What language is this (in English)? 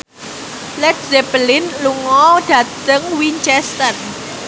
Javanese